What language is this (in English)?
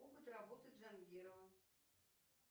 Russian